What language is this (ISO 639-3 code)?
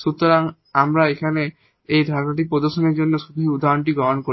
ben